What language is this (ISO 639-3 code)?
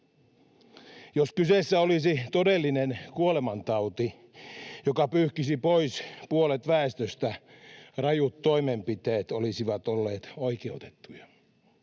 fin